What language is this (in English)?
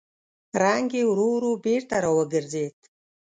Pashto